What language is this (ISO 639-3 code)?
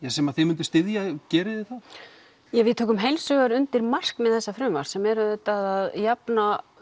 isl